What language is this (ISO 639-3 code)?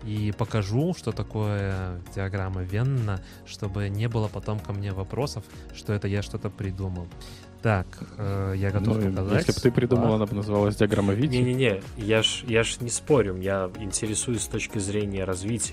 rus